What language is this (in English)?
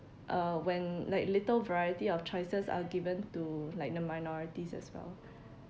English